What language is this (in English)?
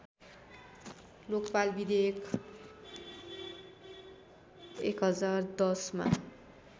Nepali